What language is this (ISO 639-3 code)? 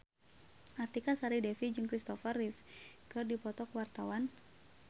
sun